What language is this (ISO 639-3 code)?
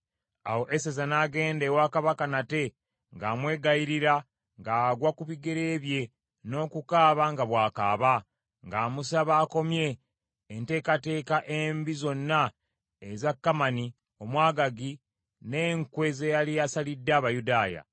lug